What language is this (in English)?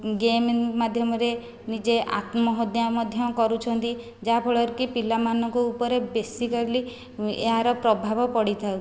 Odia